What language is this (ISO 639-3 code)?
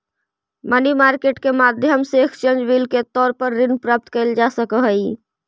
mag